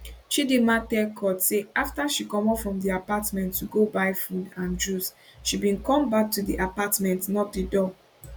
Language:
Nigerian Pidgin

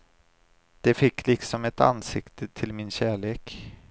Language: Swedish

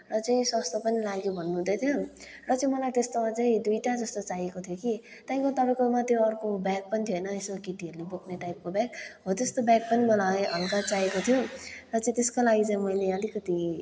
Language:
Nepali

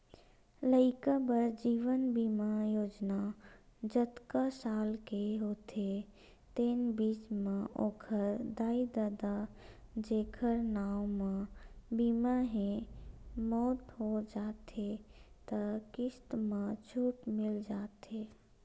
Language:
Chhattisgarhi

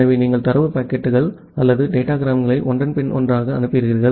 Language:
Tamil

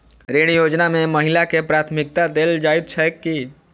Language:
Maithili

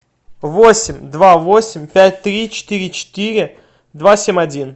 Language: Russian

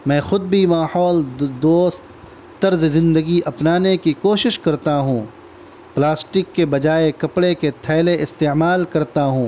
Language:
Urdu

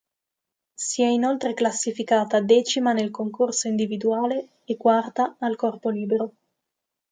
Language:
Italian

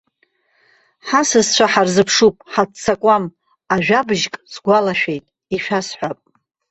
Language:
Abkhazian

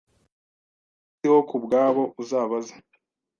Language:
Kinyarwanda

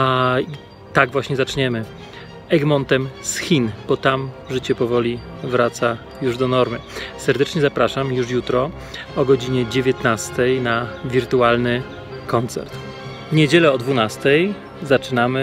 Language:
Polish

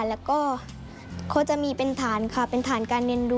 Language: Thai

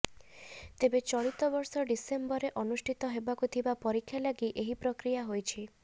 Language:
Odia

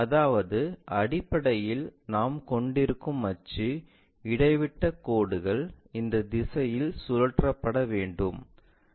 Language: Tamil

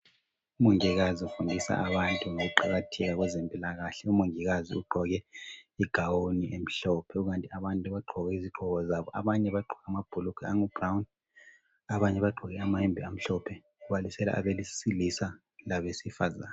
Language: North Ndebele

